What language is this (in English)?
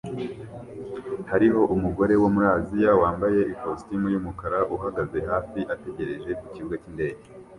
Kinyarwanda